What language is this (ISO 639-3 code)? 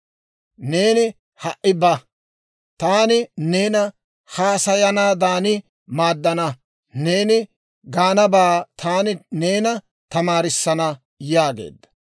dwr